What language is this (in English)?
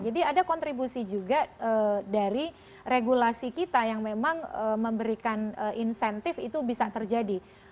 Indonesian